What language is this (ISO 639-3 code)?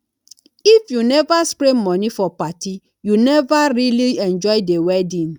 pcm